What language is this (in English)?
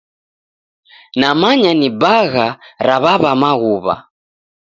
Taita